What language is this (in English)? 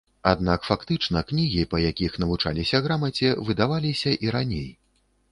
Belarusian